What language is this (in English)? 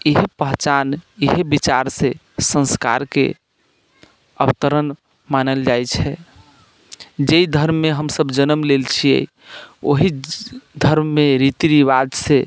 Maithili